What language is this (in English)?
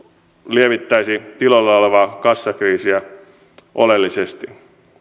Finnish